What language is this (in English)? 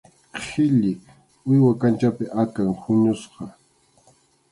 Arequipa-La Unión Quechua